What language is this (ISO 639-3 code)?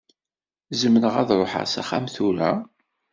kab